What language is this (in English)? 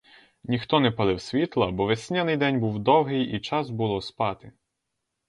Ukrainian